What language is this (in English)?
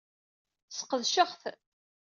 Kabyle